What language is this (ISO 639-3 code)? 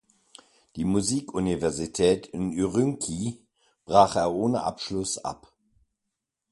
deu